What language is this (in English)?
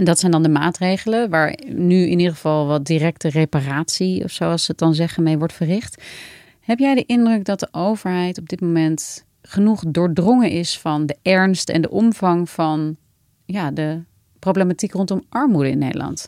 Dutch